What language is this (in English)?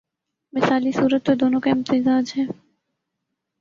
Urdu